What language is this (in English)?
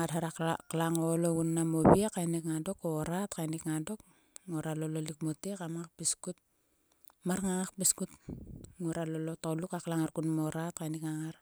Sulka